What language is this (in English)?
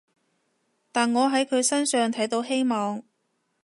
Cantonese